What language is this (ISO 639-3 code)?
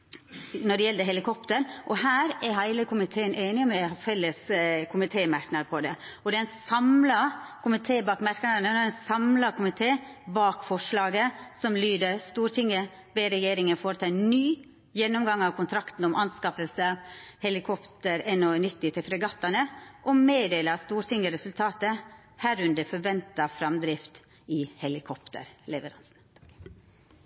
nno